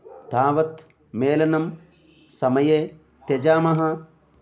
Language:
Sanskrit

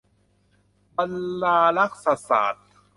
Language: Thai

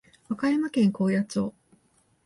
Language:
Japanese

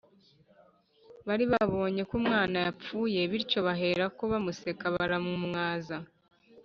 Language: Kinyarwanda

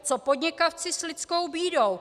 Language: Czech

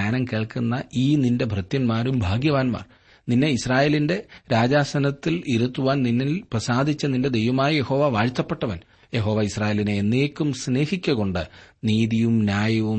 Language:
Malayalam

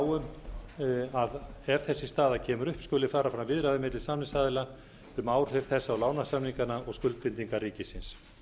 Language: Icelandic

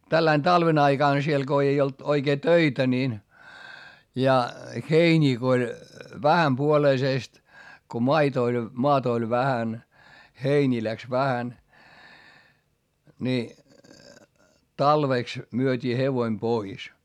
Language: Finnish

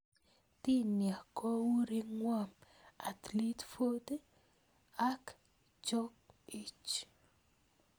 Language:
Kalenjin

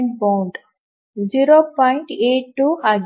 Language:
Kannada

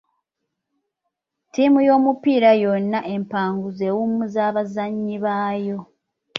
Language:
Ganda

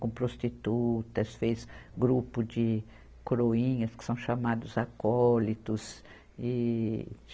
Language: Portuguese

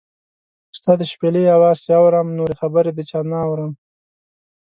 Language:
Pashto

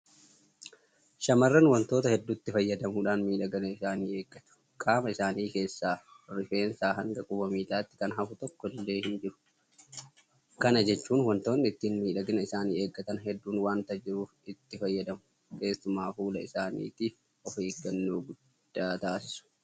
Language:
Oromo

